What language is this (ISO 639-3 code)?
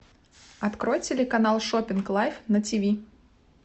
rus